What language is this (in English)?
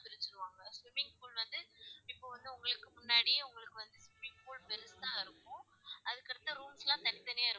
Tamil